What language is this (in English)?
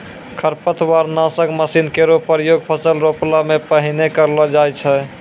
Maithili